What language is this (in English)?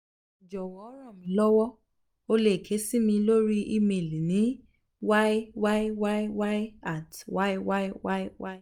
Yoruba